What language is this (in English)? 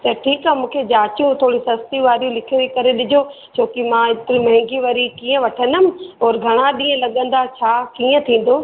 Sindhi